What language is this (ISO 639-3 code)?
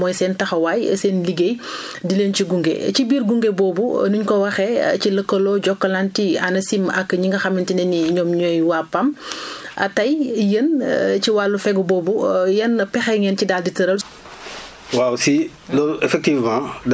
wol